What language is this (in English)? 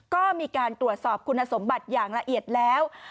Thai